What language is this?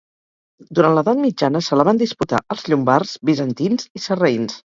Catalan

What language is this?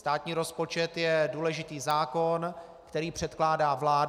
Czech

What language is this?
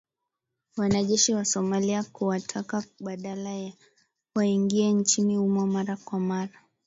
Swahili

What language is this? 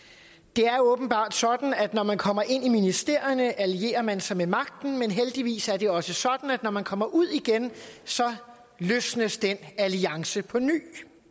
Danish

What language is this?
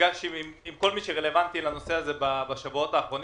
Hebrew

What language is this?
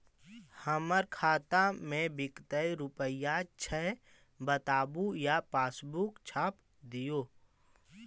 Magahi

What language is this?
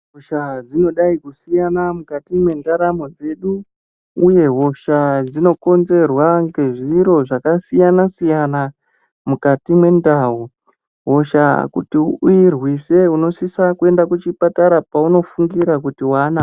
Ndau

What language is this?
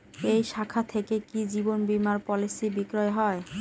Bangla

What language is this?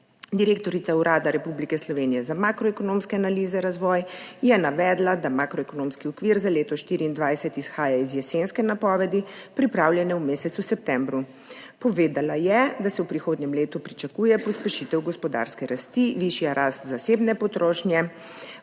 Slovenian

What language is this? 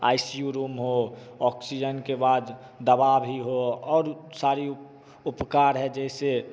Hindi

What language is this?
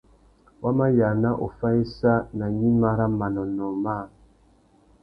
Tuki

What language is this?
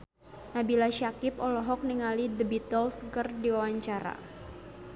Sundanese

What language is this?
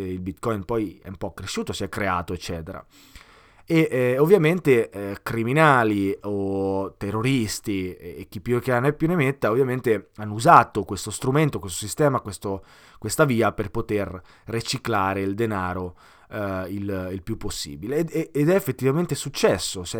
Italian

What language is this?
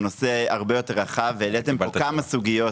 Hebrew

